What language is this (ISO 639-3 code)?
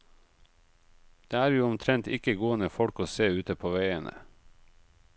nor